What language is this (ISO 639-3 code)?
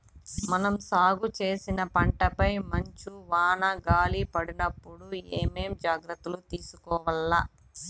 tel